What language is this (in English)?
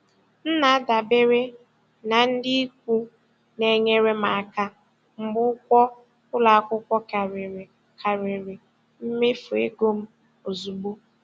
Igbo